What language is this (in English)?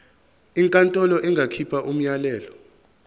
Zulu